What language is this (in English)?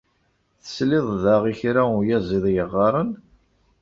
Kabyle